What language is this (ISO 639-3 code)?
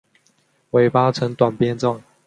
zho